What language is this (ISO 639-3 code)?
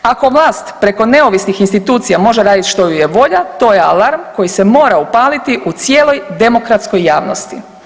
hrv